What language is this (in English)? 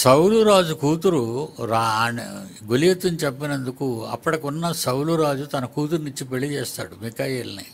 Hindi